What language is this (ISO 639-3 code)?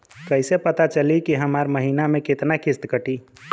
bho